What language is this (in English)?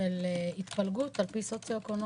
Hebrew